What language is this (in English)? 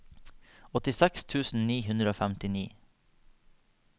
Norwegian